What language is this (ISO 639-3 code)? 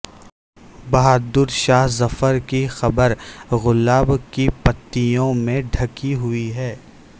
urd